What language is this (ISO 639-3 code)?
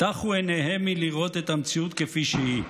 heb